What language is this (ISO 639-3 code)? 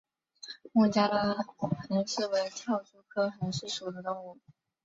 zho